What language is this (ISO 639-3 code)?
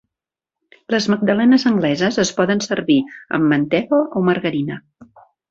cat